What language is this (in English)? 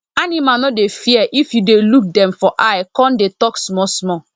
Nigerian Pidgin